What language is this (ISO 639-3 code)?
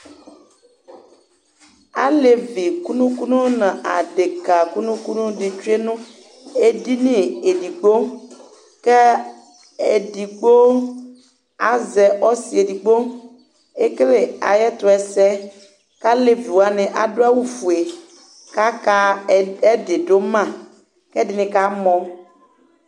kpo